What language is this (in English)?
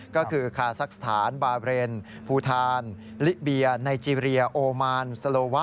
Thai